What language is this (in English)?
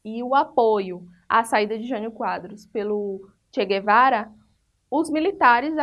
Portuguese